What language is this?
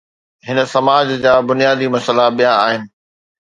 Sindhi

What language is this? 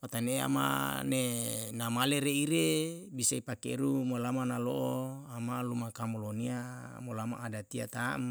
Yalahatan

